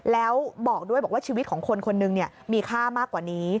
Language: Thai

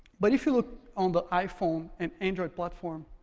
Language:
English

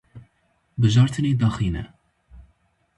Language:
Kurdish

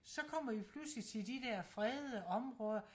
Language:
Danish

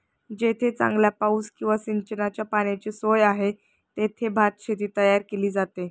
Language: Marathi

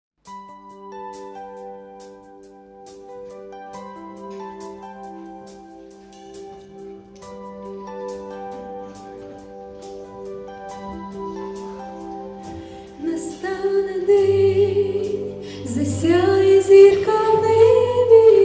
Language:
Ukrainian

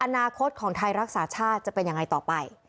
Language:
Thai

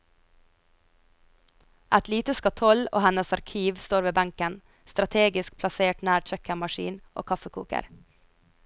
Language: Norwegian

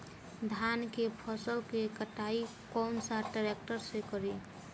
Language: Bhojpuri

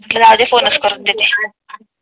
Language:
Marathi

